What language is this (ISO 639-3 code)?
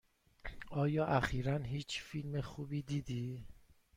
fas